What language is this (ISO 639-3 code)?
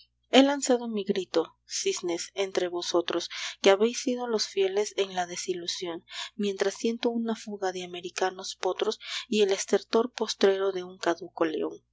spa